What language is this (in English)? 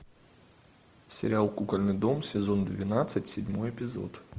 Russian